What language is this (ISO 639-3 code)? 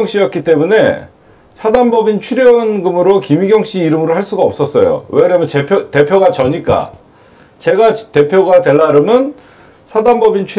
kor